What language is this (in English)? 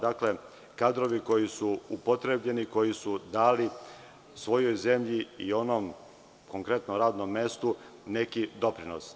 Serbian